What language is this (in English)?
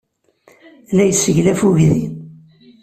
Kabyle